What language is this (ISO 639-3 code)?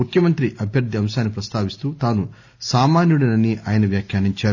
tel